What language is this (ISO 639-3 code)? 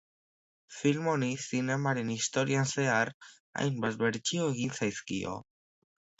eus